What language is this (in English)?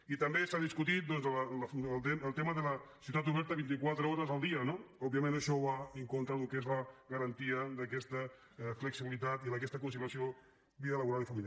Catalan